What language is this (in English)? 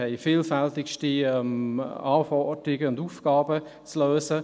Swiss German